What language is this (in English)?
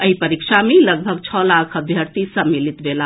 Maithili